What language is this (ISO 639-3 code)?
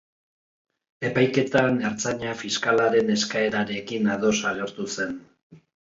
eus